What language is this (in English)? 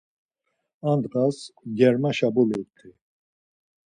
Laz